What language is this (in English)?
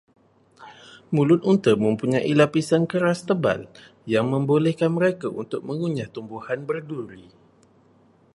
Malay